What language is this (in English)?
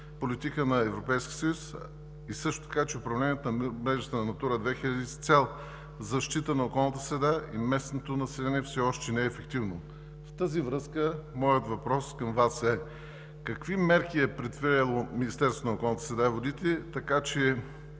Bulgarian